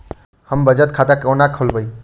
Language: Maithili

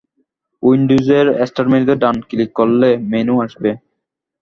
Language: Bangla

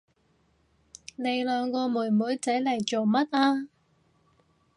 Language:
Cantonese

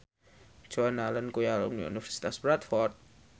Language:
Javanese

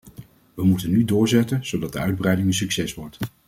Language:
Dutch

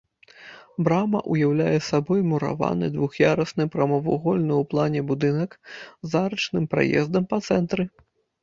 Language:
Belarusian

